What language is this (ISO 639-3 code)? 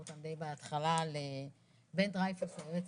heb